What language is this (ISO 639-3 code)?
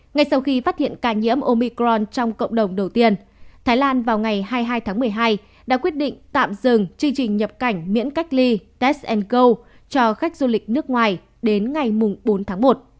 vie